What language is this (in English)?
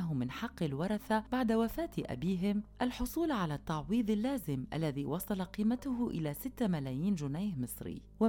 Arabic